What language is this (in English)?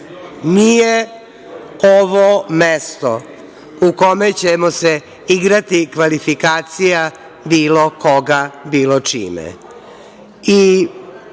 Serbian